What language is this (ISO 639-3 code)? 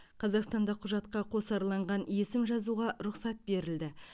kaz